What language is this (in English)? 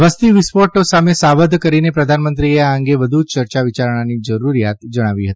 Gujarati